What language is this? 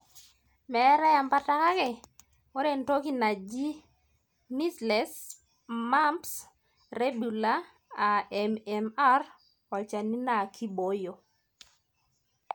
Masai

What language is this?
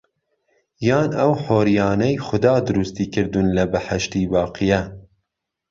Central Kurdish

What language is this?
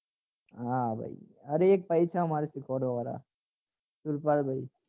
Gujarati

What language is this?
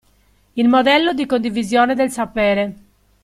Italian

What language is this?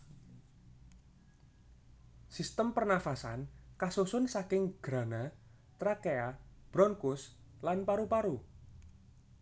Javanese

